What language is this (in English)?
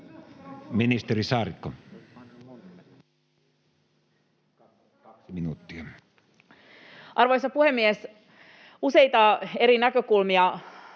Finnish